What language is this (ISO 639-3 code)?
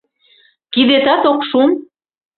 chm